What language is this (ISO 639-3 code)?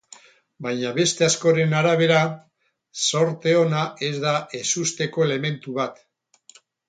eus